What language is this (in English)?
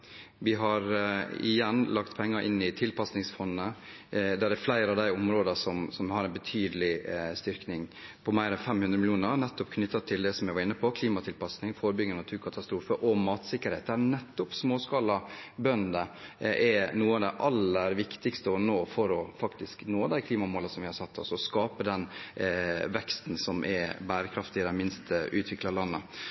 Norwegian Bokmål